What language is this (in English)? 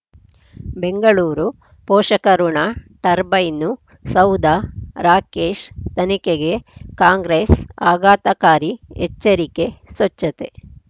Kannada